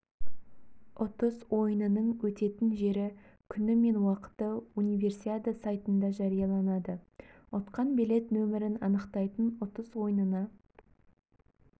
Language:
Kazakh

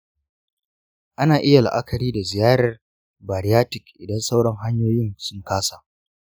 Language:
Hausa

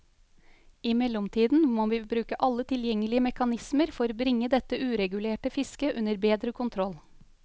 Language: Norwegian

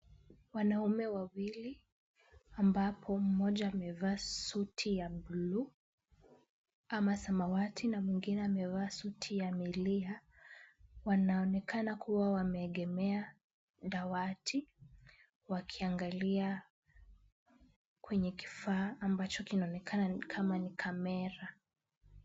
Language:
Swahili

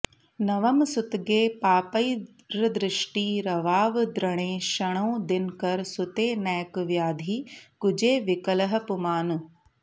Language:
Sanskrit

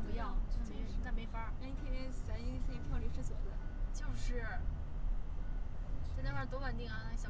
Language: Chinese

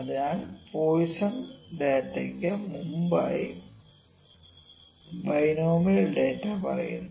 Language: Malayalam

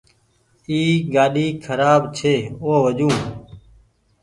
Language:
Goaria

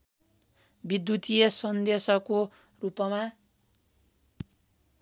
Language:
Nepali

